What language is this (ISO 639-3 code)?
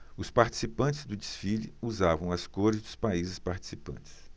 por